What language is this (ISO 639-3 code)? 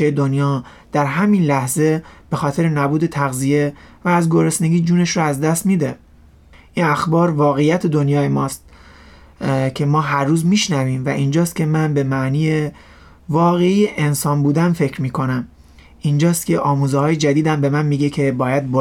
fas